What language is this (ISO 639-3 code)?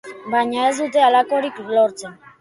eus